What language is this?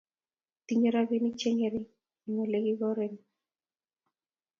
Kalenjin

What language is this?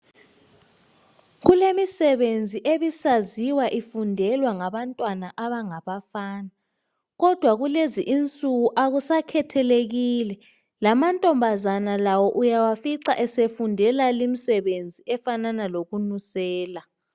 North Ndebele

